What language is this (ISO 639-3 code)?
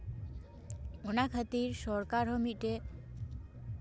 sat